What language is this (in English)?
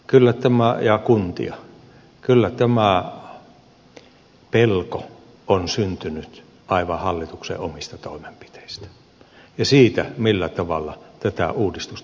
Finnish